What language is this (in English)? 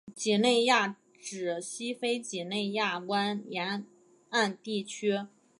Chinese